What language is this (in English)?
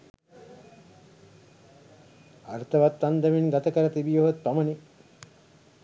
Sinhala